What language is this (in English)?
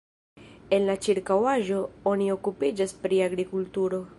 Esperanto